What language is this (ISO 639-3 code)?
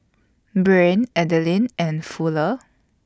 eng